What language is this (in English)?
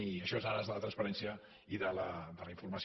Catalan